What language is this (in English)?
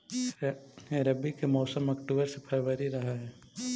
Magahi